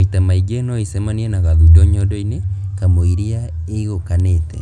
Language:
Kikuyu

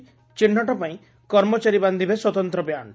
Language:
Odia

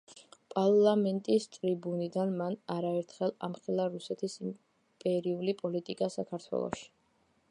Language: Georgian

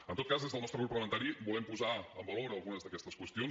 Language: Catalan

